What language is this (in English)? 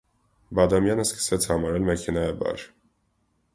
Armenian